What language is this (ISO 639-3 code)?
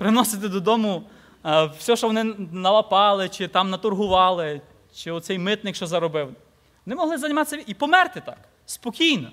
ukr